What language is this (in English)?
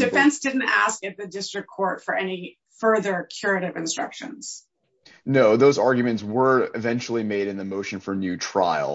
English